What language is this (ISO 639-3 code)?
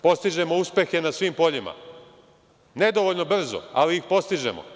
srp